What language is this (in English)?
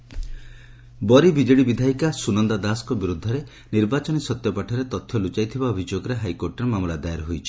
Odia